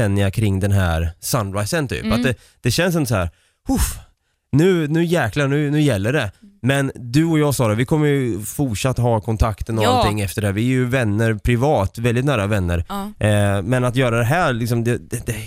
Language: Swedish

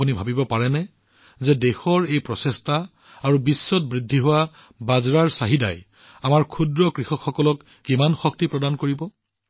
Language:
Assamese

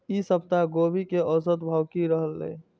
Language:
Maithili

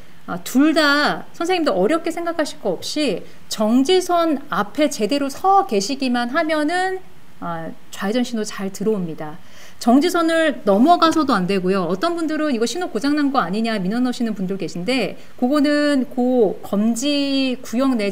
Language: Korean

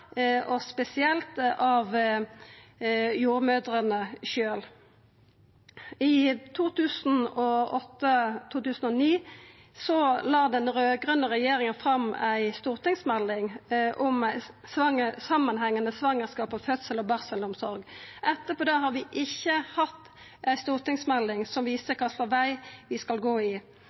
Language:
Norwegian Nynorsk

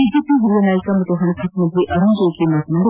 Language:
Kannada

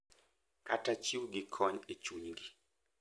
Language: Luo (Kenya and Tanzania)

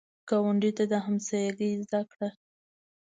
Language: Pashto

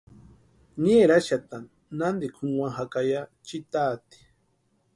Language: Western Highland Purepecha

